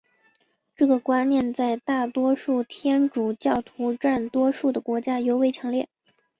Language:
Chinese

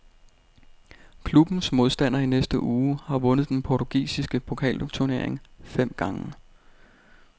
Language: Danish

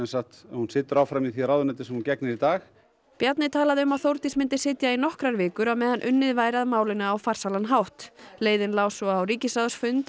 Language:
Icelandic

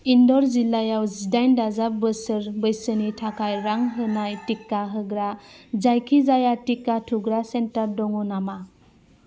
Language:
Bodo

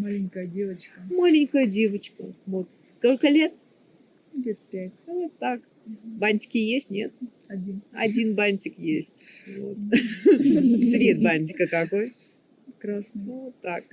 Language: Russian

